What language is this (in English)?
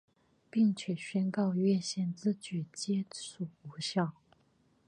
Chinese